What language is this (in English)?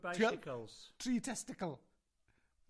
Welsh